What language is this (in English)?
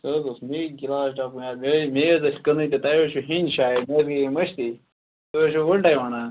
Kashmiri